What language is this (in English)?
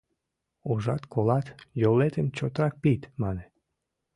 Mari